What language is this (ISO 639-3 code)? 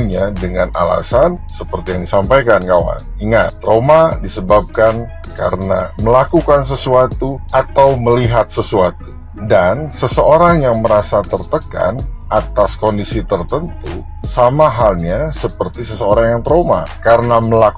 ind